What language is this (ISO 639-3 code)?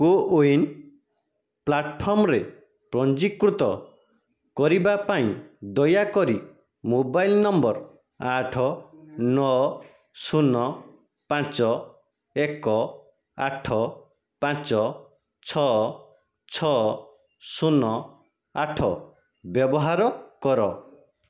ori